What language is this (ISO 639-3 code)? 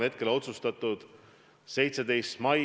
est